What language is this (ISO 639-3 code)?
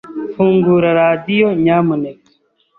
kin